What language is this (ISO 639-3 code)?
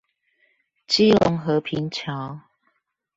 zho